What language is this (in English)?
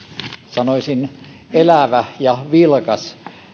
Finnish